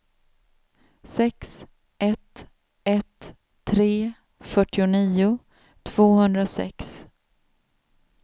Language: Swedish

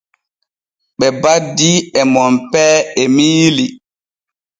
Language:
Borgu Fulfulde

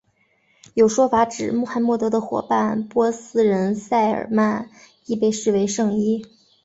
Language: Chinese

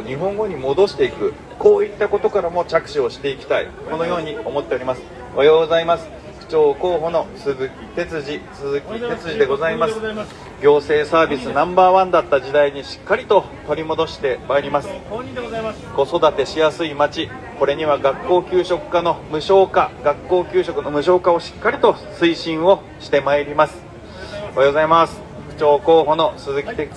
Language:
Japanese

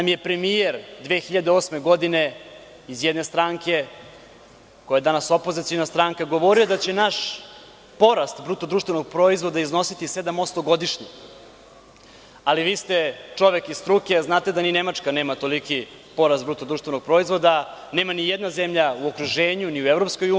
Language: Serbian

